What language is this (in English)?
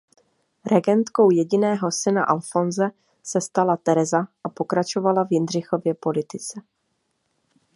Czech